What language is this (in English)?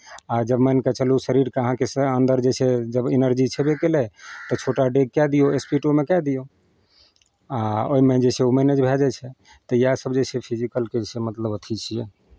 Maithili